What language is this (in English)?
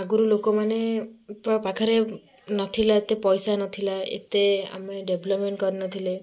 Odia